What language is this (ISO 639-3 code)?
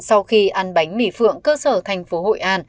vie